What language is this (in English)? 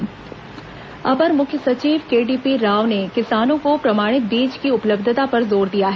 Hindi